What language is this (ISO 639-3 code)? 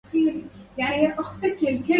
ara